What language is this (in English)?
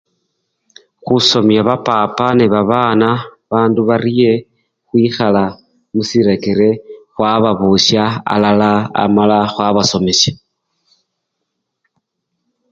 Luyia